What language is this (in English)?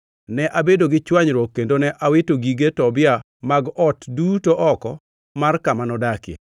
Luo (Kenya and Tanzania)